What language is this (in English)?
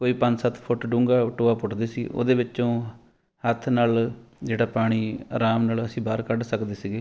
Punjabi